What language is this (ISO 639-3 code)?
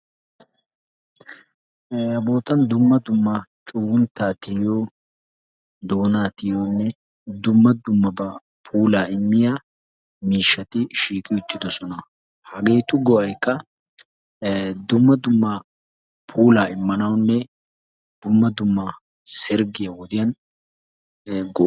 wal